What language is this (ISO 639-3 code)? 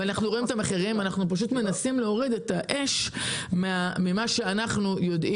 heb